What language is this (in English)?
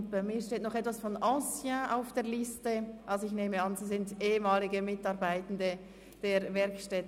Swiss German